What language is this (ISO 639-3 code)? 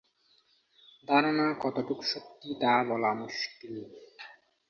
ben